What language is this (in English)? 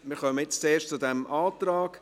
Swiss German